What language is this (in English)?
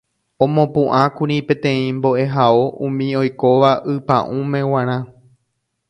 Guarani